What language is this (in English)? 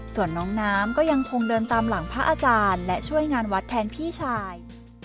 Thai